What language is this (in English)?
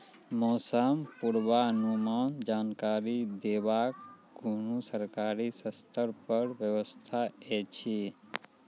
Maithili